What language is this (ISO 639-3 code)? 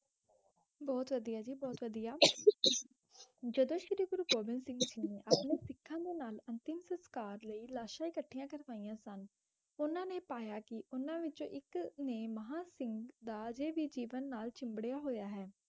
pan